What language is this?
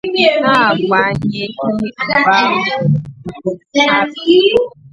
Igbo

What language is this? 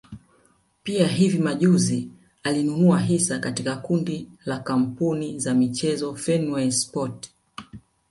Swahili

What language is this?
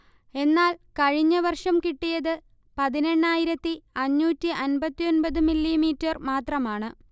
Malayalam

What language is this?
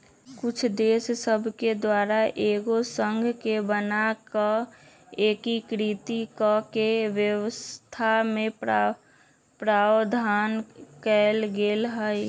Magahi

